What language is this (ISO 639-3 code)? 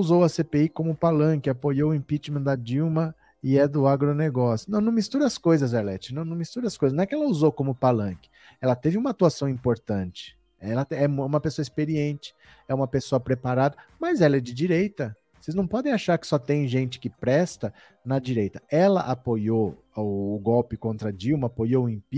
por